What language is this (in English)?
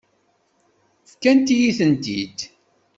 Kabyle